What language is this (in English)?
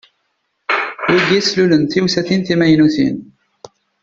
Kabyle